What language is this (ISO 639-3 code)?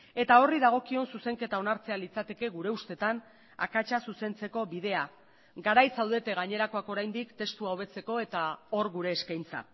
eus